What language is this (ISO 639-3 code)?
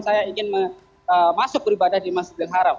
ind